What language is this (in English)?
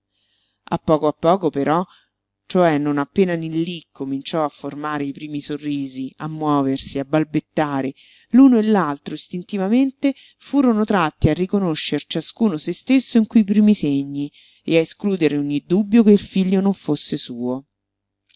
Italian